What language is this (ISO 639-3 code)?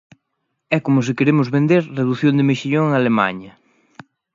glg